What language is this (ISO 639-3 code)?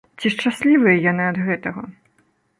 bel